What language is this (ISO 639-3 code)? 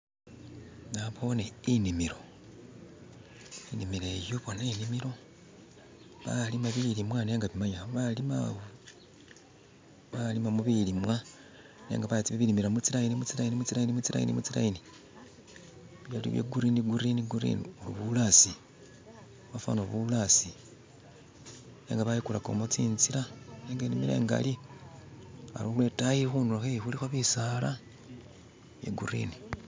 myx